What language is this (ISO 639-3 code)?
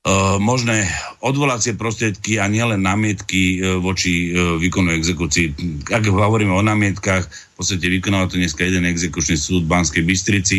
slk